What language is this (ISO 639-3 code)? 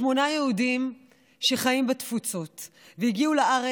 heb